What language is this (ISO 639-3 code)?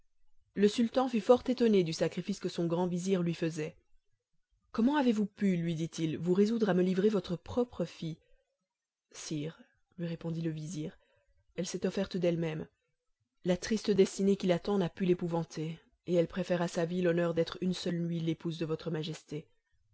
fra